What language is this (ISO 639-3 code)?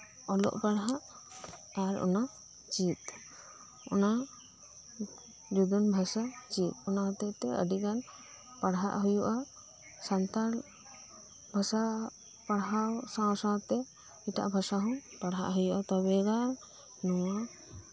sat